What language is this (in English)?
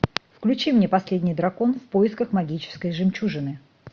Russian